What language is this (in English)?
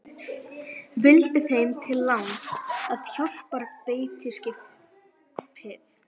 Icelandic